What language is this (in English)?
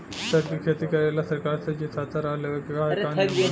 Bhojpuri